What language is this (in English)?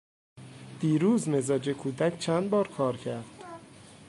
Persian